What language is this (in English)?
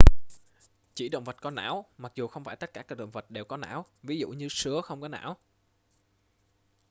Vietnamese